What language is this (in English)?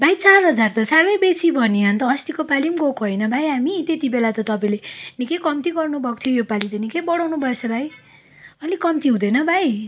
Nepali